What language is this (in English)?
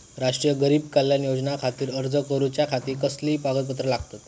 Marathi